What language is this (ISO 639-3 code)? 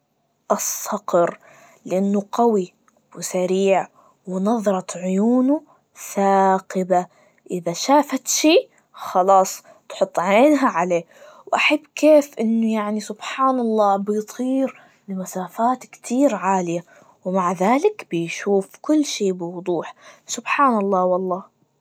ars